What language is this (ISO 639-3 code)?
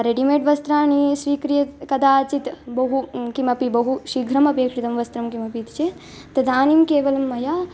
san